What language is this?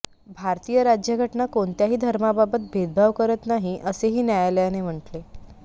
Marathi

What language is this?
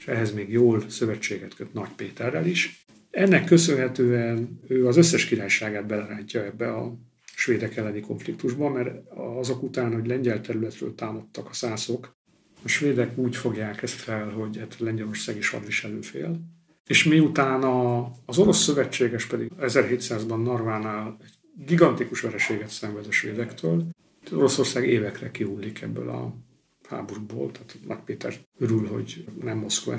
Hungarian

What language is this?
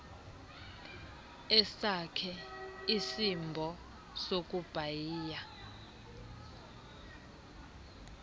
Xhosa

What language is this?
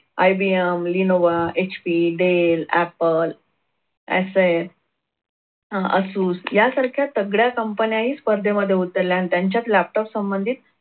Marathi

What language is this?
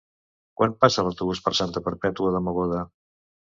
Catalan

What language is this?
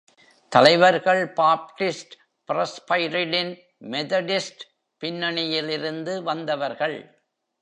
Tamil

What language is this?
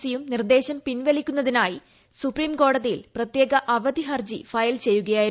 Malayalam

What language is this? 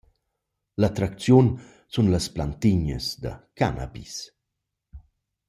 Romansh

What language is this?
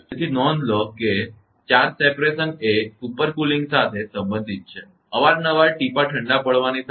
Gujarati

